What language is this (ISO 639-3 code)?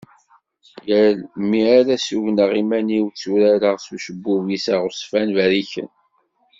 kab